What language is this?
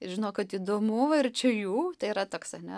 Lithuanian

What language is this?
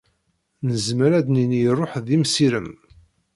Kabyle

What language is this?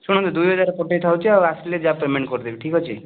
Odia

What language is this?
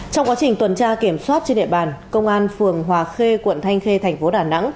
Vietnamese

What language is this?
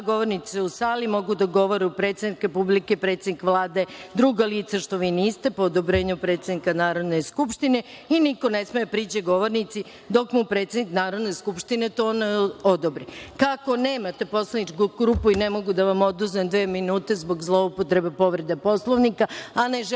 Serbian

